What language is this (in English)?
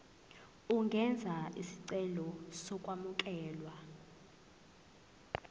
Zulu